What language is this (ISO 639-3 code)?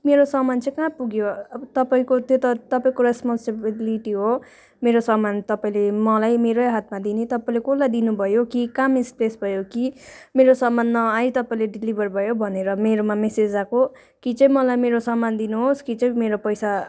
nep